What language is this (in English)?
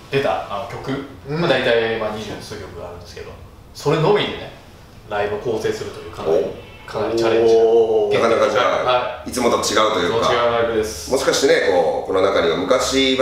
Japanese